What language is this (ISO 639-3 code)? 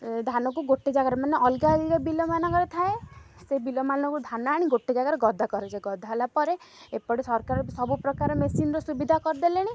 ori